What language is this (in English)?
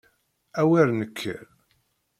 Kabyle